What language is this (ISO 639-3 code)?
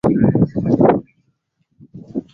swa